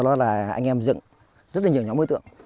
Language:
Vietnamese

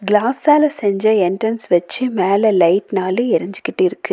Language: Tamil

